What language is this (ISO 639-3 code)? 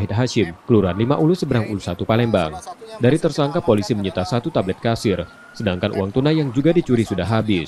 ind